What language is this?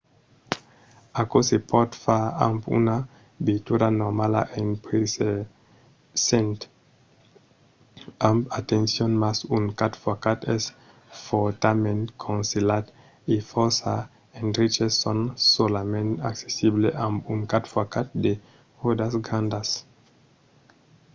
Occitan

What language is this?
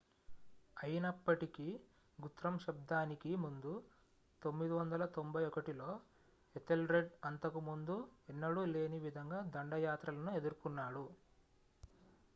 Telugu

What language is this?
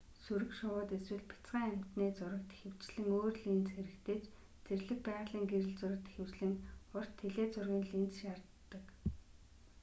Mongolian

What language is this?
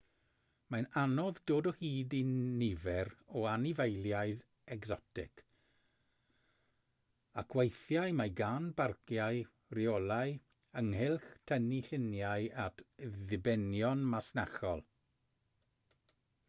Welsh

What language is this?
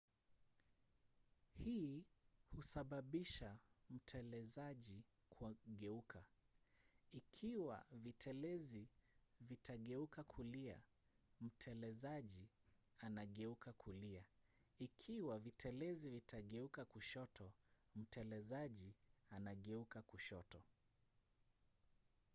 Swahili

